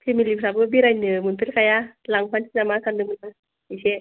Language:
Bodo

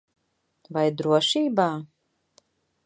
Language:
Latvian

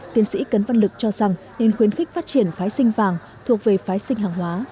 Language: Vietnamese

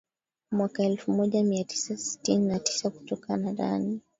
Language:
Swahili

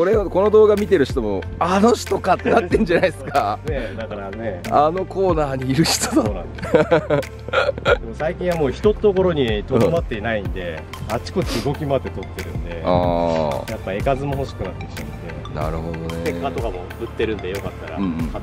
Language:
Japanese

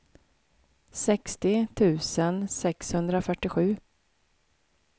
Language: Swedish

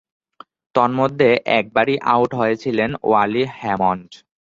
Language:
Bangla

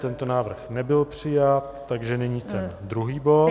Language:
Czech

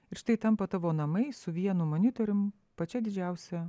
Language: Lithuanian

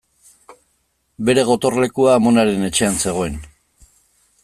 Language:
Basque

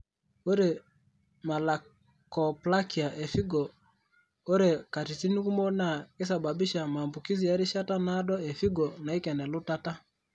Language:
Masai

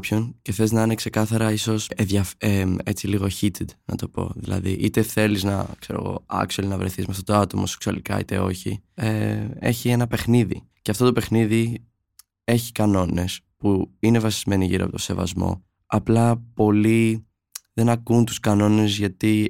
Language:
Greek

